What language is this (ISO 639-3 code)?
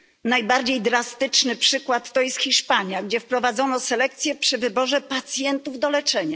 pol